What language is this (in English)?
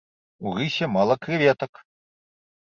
Belarusian